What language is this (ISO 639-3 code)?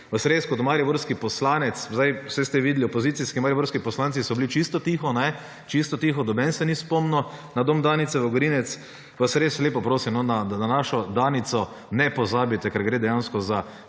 slv